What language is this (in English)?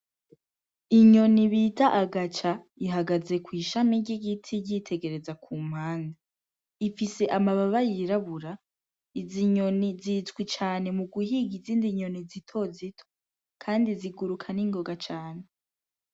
Rundi